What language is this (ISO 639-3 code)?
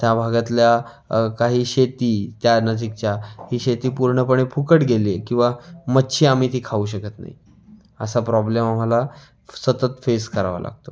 mar